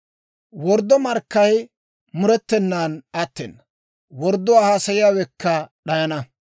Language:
Dawro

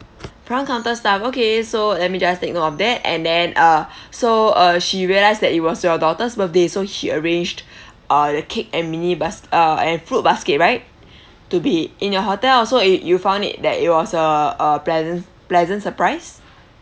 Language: English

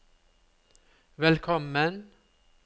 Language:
Norwegian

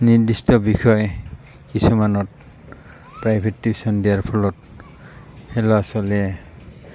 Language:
Assamese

